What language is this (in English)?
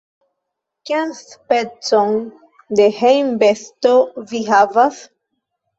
Esperanto